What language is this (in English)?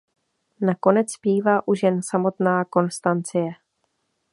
Czech